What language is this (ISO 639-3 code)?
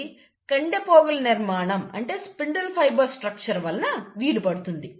tel